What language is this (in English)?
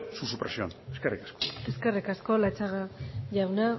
Basque